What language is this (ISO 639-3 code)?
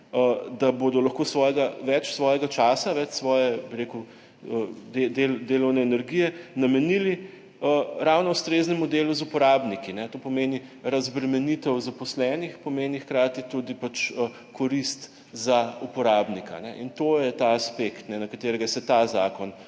slv